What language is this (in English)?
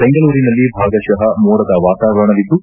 Kannada